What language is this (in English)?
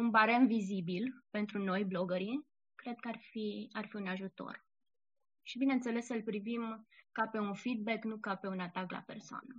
Romanian